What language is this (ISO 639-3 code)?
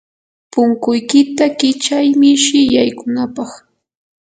qur